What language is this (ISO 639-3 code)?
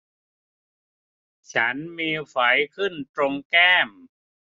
tha